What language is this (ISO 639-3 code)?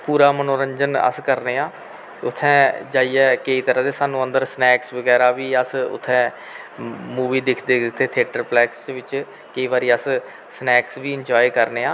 doi